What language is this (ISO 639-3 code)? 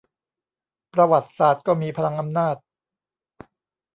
tha